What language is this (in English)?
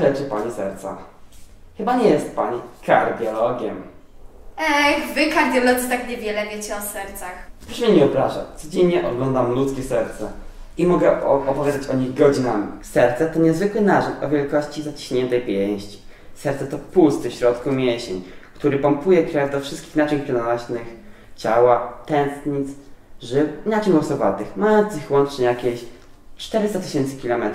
Polish